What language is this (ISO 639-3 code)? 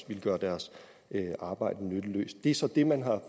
dan